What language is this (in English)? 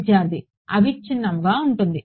Telugu